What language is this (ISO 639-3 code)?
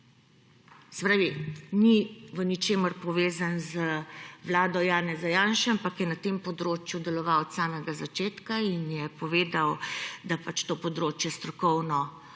slv